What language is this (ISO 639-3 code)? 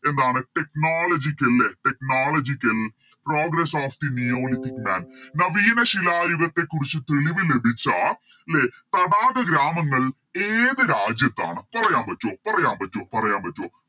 mal